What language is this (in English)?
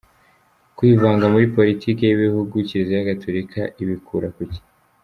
Kinyarwanda